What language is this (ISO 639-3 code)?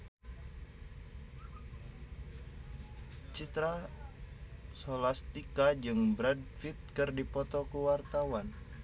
sun